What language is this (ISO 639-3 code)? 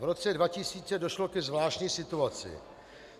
ces